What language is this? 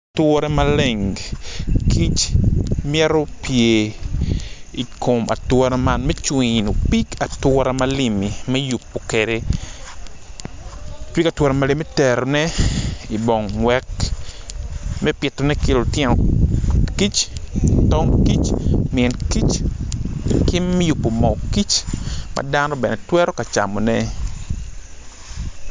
Acoli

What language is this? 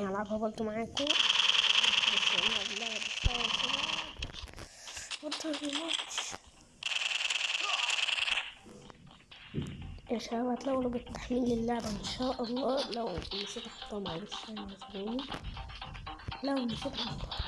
Arabic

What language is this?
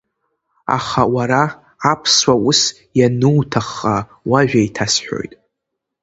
Abkhazian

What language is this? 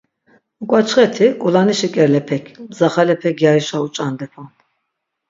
Laz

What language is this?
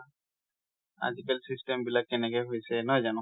Assamese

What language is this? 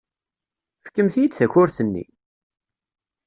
Kabyle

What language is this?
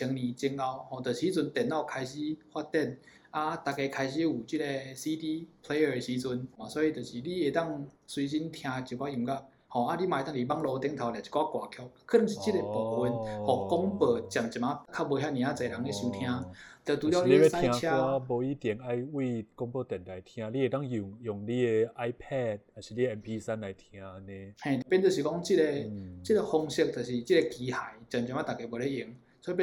Chinese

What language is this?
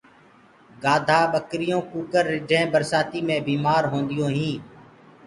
Gurgula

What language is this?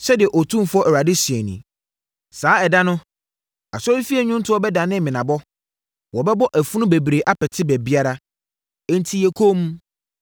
Akan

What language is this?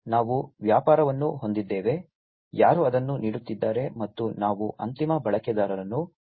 Kannada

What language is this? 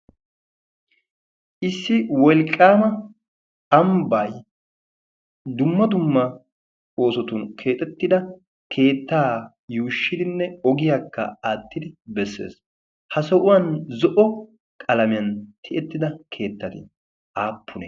Wolaytta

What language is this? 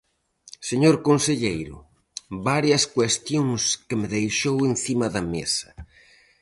Galician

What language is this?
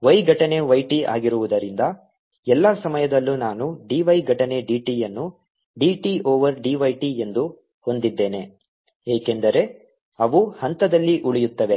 Kannada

